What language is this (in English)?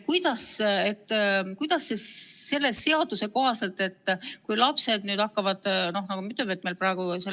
Estonian